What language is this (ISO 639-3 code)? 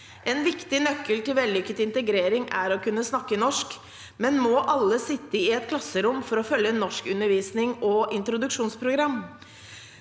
nor